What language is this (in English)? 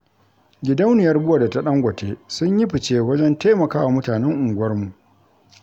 Hausa